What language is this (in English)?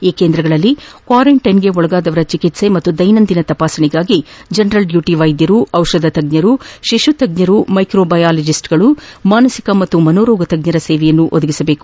Kannada